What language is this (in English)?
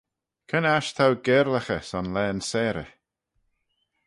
Manx